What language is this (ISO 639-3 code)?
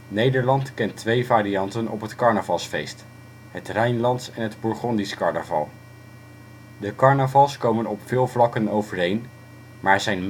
nld